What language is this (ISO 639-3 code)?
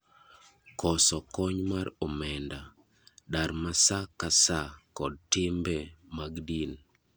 luo